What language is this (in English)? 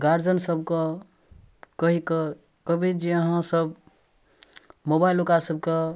Maithili